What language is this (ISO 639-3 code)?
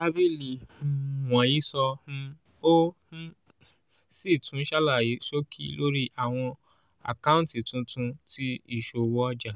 yor